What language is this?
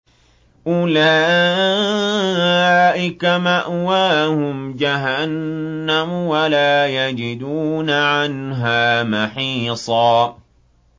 Arabic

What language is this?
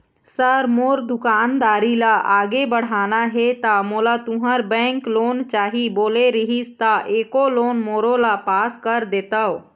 Chhattisgarhi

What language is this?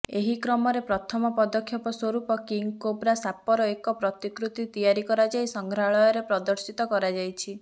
Odia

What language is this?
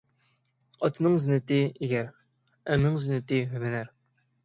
Uyghur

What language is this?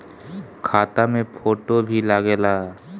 Bhojpuri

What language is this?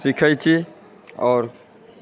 Maithili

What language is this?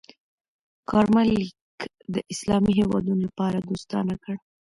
Pashto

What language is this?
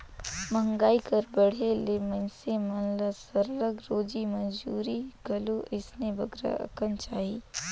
Chhattisgarhi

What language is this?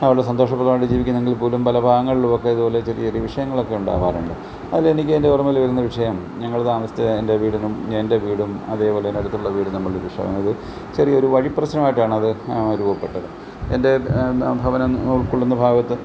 Malayalam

